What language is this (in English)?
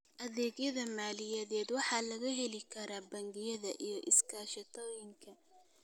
Somali